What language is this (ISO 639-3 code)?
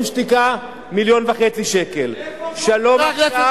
heb